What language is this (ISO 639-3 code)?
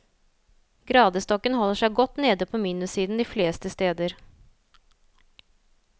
nor